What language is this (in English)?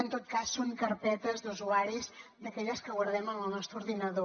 Catalan